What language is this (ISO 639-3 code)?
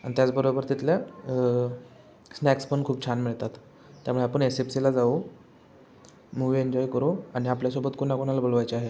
mar